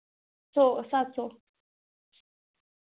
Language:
Dogri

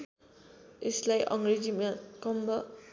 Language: Nepali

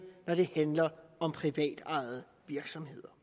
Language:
Danish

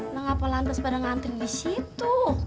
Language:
Indonesian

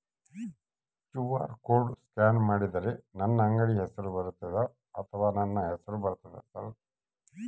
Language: Kannada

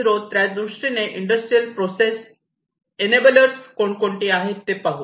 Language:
Marathi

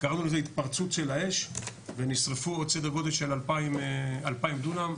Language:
Hebrew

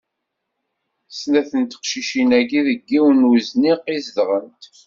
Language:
Kabyle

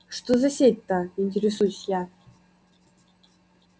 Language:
Russian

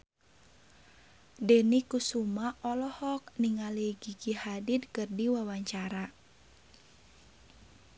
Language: Sundanese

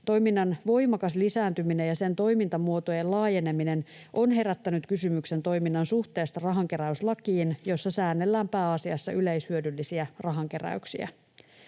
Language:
Finnish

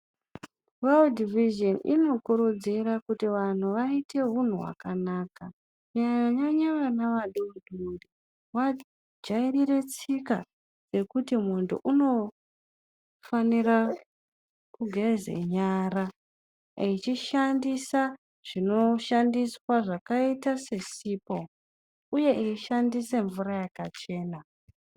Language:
Ndau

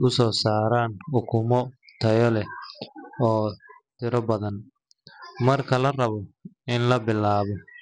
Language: Somali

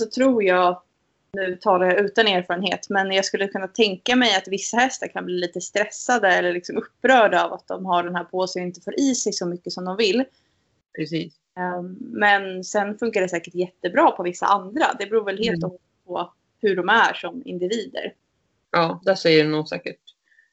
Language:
Swedish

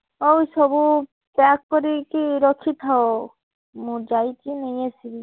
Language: Odia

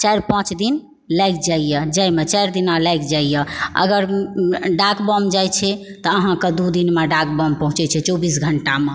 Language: Maithili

